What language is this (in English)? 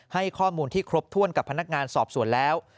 Thai